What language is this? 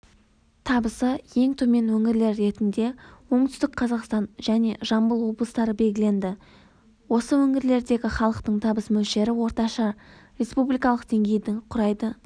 Kazakh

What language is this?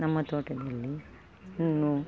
Kannada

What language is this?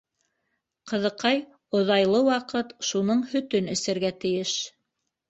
Bashkir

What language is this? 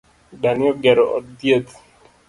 Luo (Kenya and Tanzania)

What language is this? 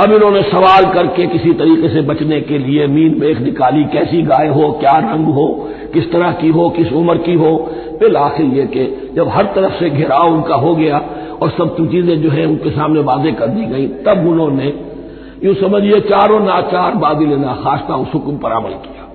Hindi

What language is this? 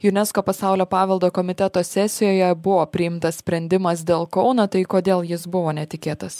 Lithuanian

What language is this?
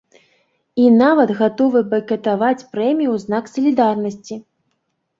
Belarusian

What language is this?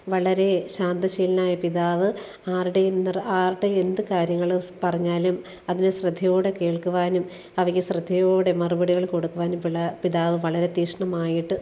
Malayalam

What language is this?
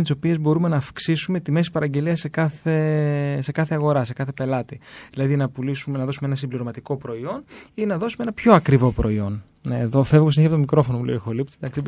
Greek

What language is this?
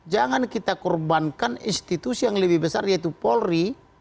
Indonesian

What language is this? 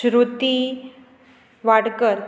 Konkani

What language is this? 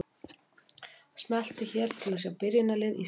Icelandic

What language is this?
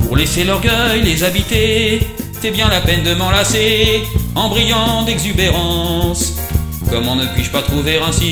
French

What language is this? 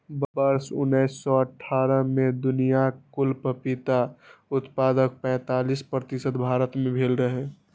Maithili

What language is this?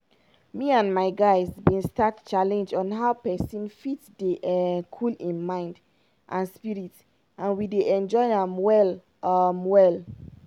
Nigerian Pidgin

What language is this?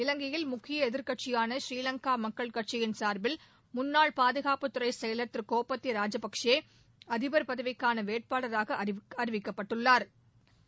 Tamil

